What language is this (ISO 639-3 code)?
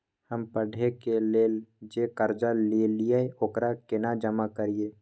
mai